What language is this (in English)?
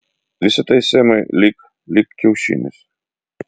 Lithuanian